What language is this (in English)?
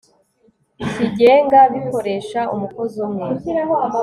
Kinyarwanda